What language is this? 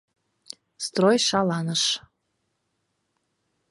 Mari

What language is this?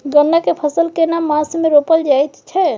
Maithili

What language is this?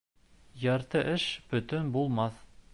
Bashkir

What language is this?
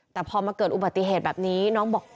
Thai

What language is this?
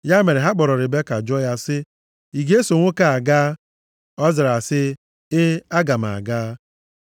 Igbo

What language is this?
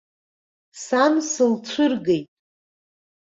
Abkhazian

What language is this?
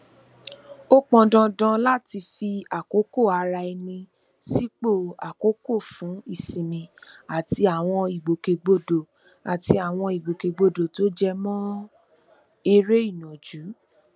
Yoruba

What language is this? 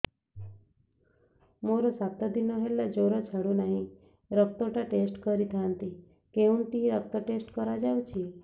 Odia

